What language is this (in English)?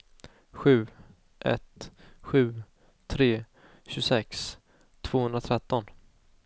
Swedish